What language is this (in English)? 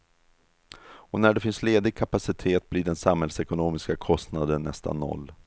Swedish